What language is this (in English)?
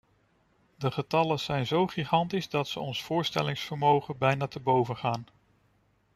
Dutch